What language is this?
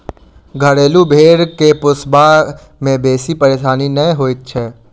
Maithili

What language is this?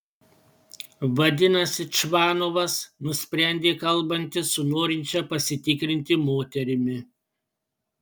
Lithuanian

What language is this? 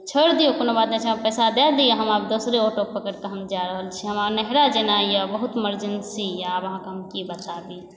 Maithili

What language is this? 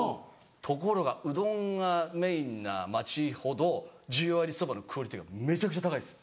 Japanese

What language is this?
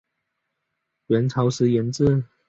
Chinese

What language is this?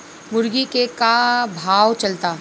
Bhojpuri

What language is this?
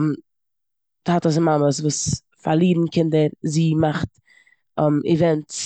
Yiddish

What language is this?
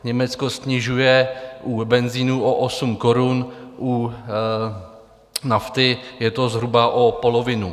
Czech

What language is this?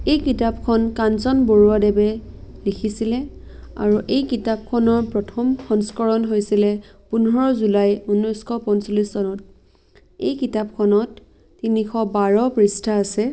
Assamese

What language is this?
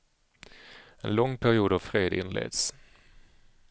Swedish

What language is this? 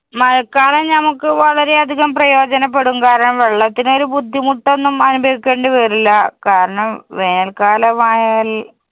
Malayalam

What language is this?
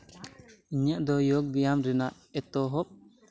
Santali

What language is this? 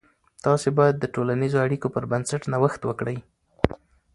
Pashto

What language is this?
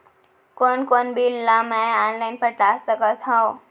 Chhattisgarhi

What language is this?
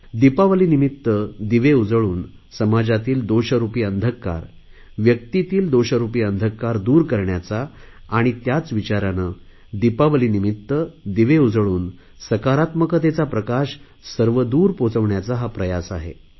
Marathi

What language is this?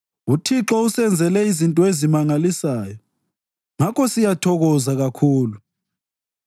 North Ndebele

